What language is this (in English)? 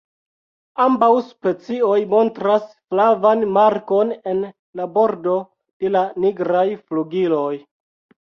Esperanto